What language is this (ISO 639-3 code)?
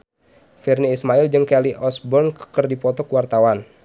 sun